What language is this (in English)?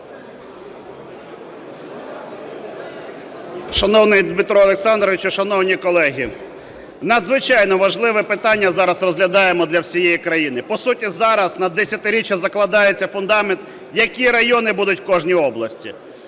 Ukrainian